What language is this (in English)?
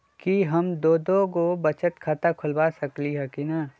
Magahi